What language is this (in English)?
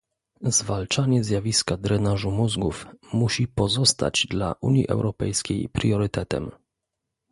Polish